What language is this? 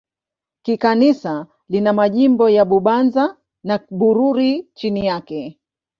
Swahili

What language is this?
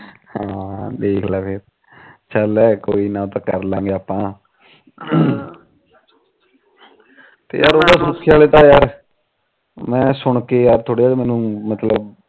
Punjabi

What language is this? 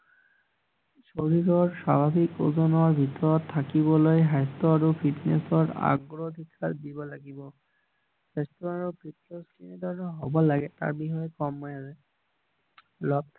Assamese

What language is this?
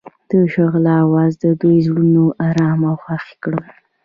Pashto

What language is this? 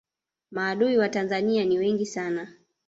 Swahili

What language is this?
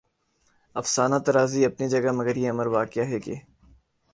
Urdu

